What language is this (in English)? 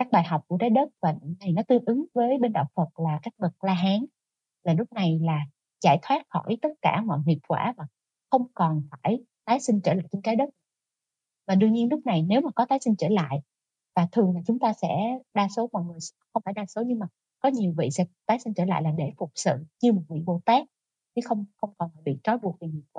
Vietnamese